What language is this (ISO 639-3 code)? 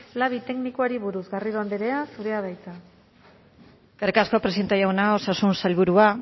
eus